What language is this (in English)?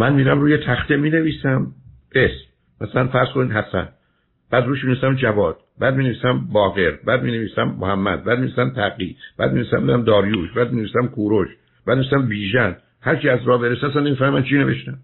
Persian